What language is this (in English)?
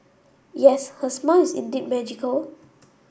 English